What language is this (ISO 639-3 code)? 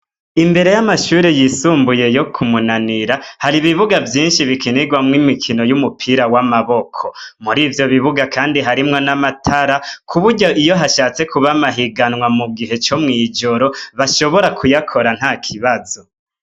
run